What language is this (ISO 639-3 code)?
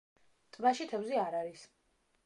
kat